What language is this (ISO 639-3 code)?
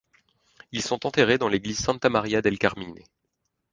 fra